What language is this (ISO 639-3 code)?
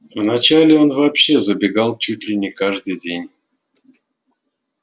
rus